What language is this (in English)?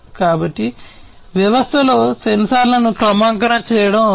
Telugu